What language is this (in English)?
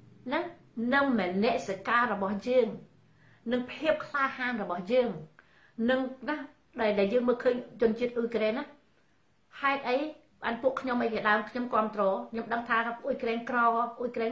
Thai